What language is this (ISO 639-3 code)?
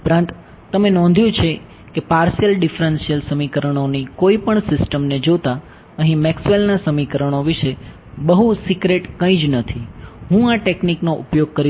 guj